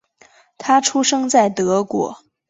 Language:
Chinese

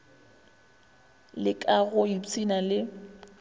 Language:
Northern Sotho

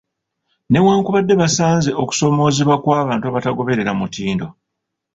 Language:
Ganda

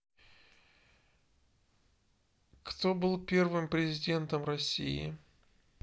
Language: Russian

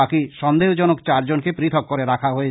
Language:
Bangla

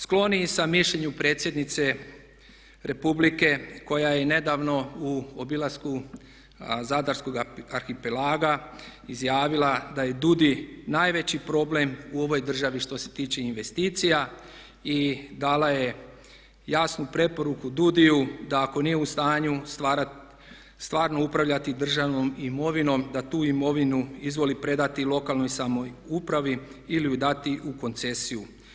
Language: Croatian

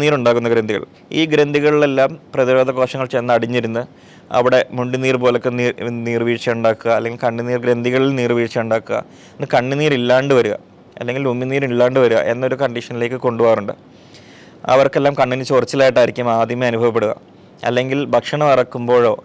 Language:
Malayalam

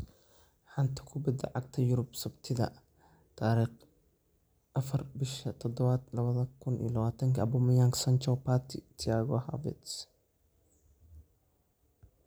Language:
Somali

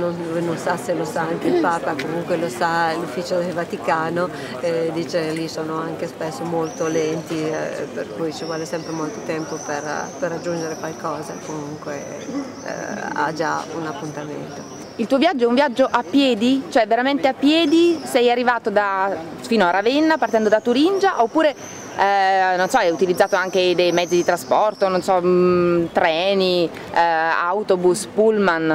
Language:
Italian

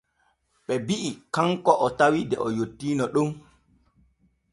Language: Borgu Fulfulde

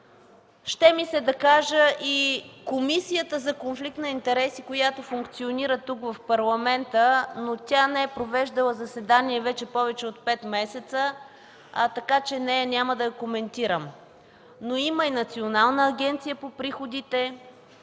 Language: Bulgarian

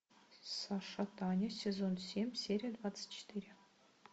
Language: Russian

